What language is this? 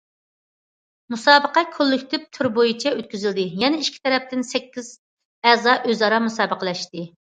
Uyghur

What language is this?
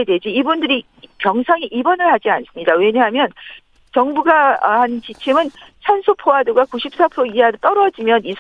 Korean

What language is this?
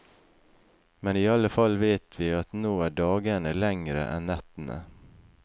Norwegian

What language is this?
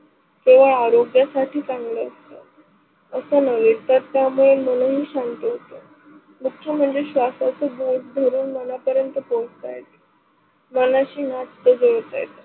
Marathi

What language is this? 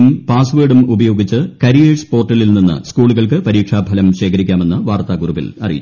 Malayalam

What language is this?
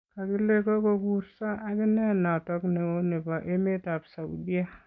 Kalenjin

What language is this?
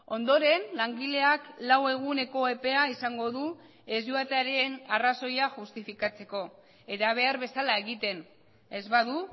Basque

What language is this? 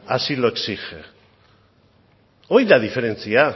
Basque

